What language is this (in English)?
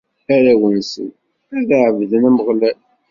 Kabyle